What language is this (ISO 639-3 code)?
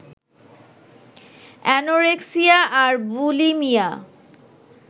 ben